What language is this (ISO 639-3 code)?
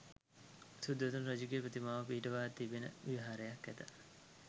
sin